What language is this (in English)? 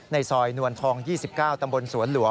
Thai